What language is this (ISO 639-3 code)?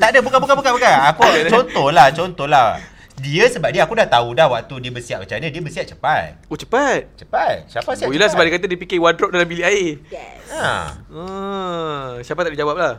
msa